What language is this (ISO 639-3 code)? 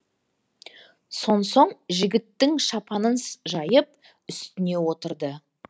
kaz